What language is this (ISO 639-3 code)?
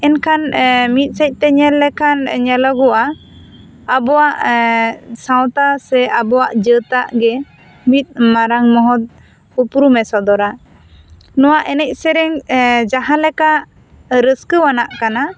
sat